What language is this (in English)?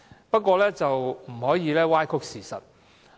Cantonese